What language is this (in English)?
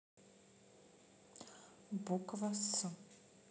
Russian